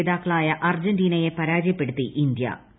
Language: Malayalam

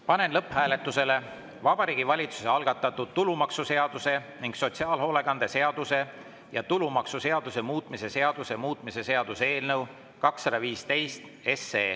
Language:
Estonian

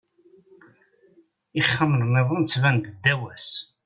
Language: Kabyle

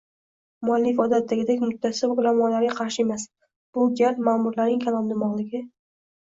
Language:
Uzbek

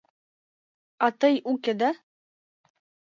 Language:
Mari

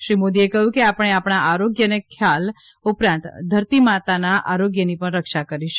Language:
Gujarati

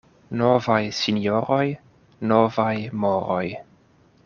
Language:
Esperanto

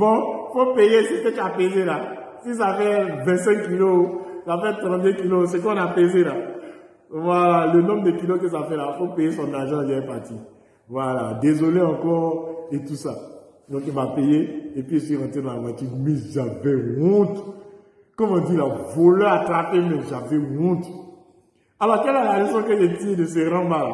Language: French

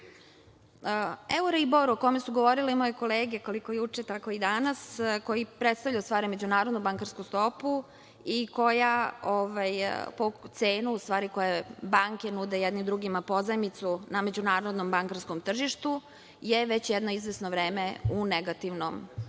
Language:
Serbian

